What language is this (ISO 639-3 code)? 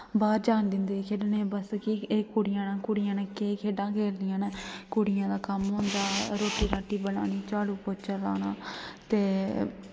doi